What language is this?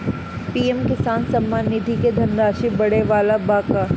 Bhojpuri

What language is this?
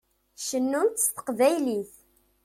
Kabyle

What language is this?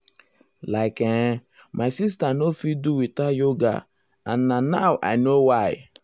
Nigerian Pidgin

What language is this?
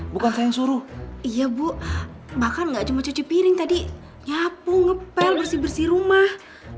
Indonesian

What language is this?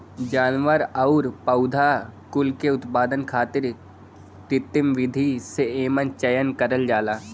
Bhojpuri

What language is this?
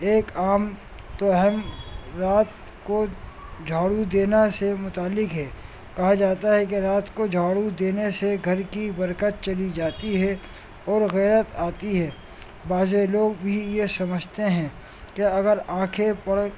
Urdu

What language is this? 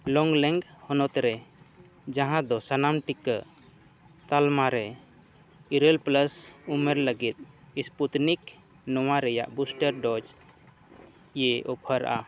Santali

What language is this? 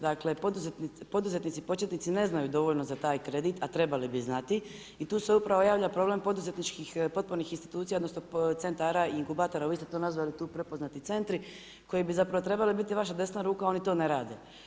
Croatian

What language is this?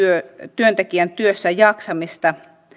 Finnish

